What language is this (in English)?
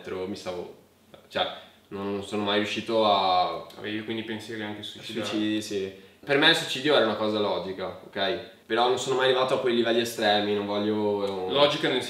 Italian